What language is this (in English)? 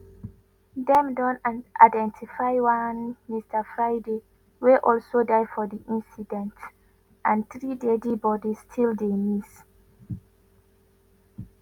Nigerian Pidgin